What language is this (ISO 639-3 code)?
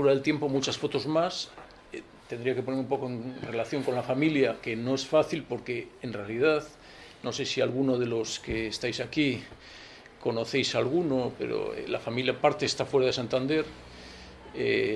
spa